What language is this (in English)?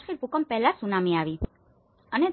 Gujarati